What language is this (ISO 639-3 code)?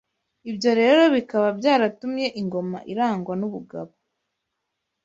kin